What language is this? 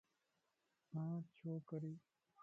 Lasi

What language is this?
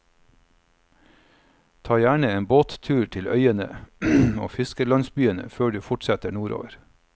Norwegian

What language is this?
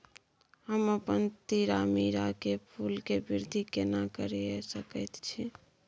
Maithili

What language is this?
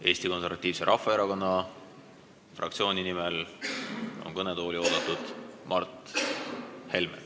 Estonian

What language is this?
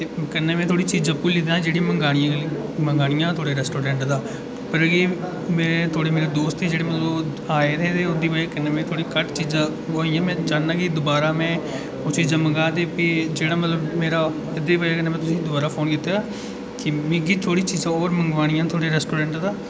Dogri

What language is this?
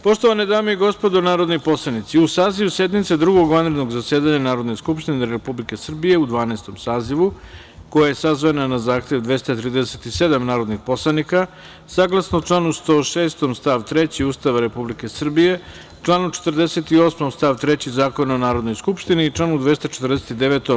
Serbian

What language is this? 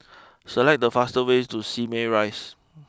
English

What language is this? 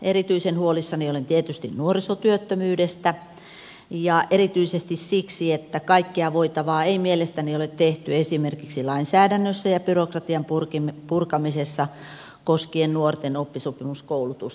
Finnish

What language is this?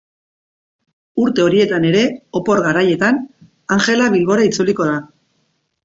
Basque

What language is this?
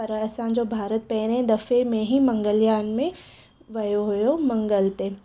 Sindhi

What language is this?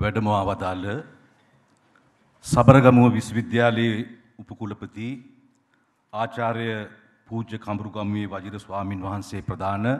Indonesian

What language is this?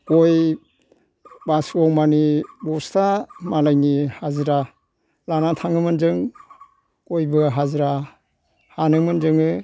Bodo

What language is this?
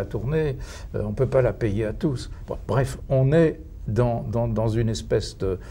French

